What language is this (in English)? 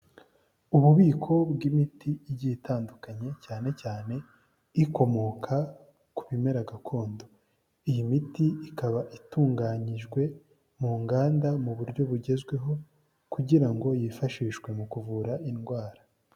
Kinyarwanda